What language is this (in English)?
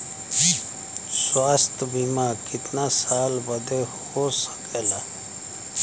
Bhojpuri